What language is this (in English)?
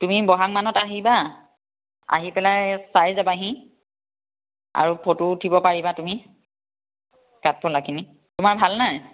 Assamese